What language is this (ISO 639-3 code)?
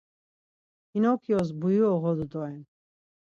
lzz